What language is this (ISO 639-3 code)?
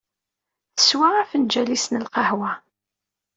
kab